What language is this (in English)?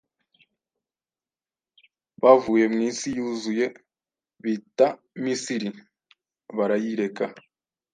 Kinyarwanda